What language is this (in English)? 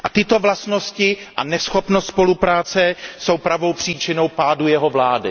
Czech